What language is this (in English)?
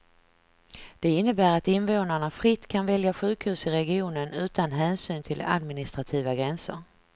Swedish